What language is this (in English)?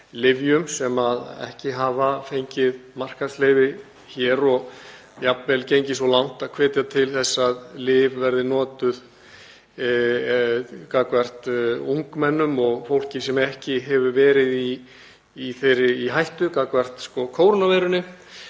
Icelandic